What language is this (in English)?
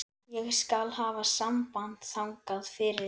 Icelandic